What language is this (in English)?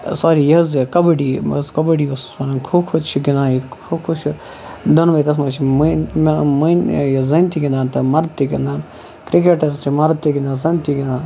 Kashmiri